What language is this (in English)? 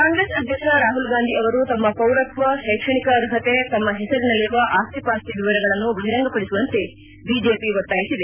Kannada